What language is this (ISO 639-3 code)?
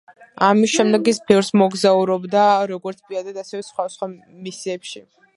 kat